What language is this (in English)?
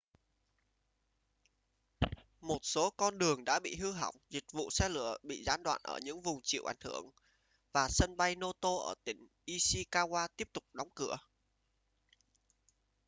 Vietnamese